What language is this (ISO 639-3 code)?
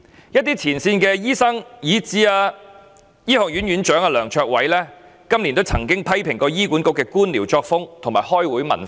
yue